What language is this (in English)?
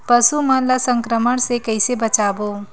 Chhattisgarhi